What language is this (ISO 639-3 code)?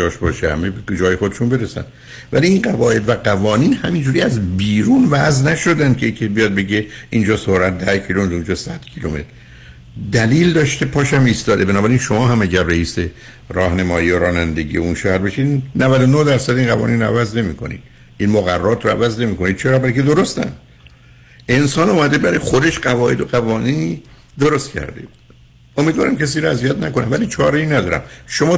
fas